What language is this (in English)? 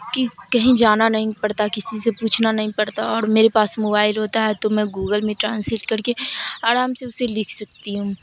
Urdu